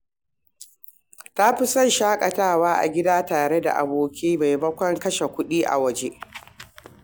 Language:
Hausa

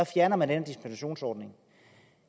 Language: Danish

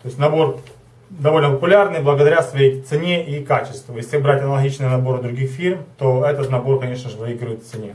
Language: Russian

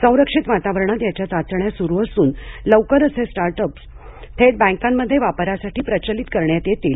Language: Marathi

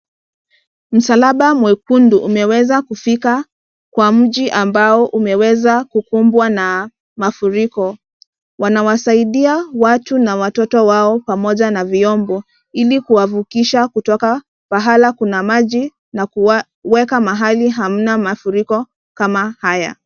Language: Swahili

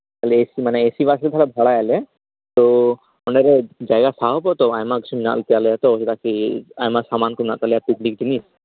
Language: Santali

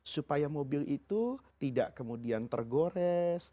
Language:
Indonesian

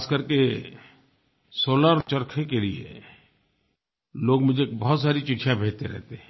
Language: Hindi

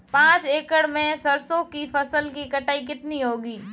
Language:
Hindi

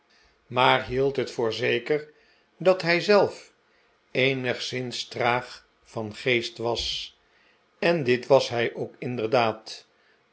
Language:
Dutch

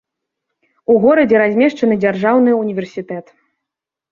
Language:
Belarusian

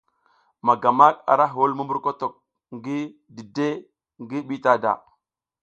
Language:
South Giziga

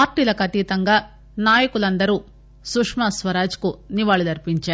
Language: Telugu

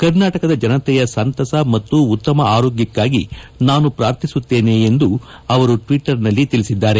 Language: Kannada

